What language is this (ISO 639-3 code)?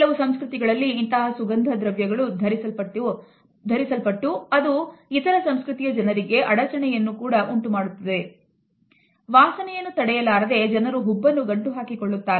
kan